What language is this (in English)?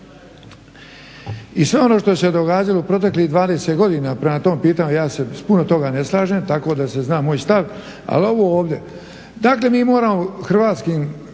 Croatian